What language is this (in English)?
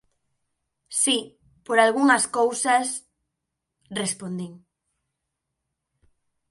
Galician